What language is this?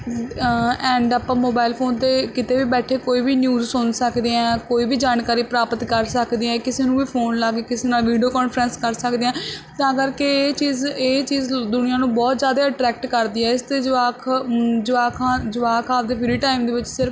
Punjabi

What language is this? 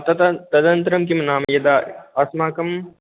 Sanskrit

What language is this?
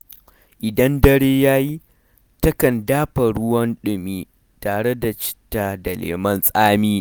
Hausa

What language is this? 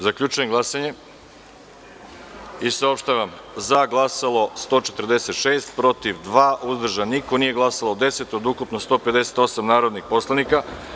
Serbian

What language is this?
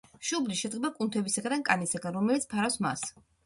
Georgian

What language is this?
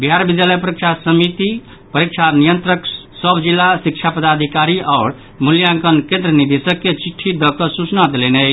Maithili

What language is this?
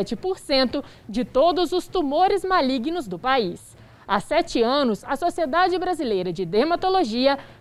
Portuguese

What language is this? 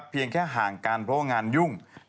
Thai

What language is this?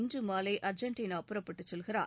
Tamil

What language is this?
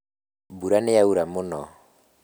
Kikuyu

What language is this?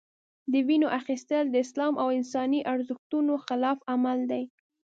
Pashto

